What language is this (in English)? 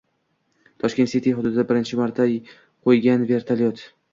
Uzbek